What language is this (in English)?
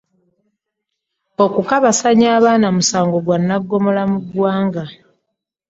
Ganda